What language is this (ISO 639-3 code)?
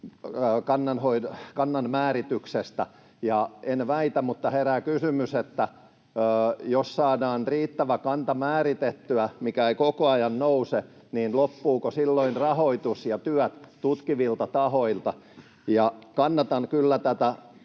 fin